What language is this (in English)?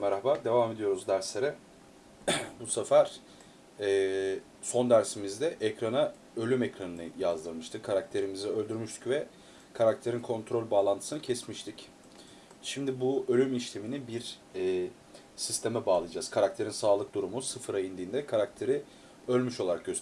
Turkish